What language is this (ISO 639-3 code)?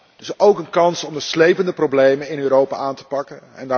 nld